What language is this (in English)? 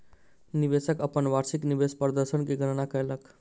Maithili